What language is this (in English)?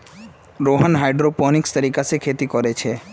Magahi